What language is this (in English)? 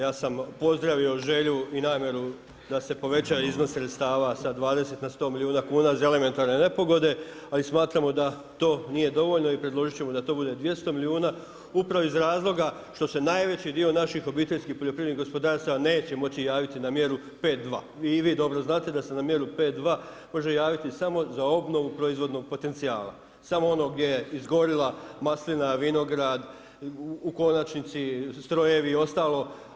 Croatian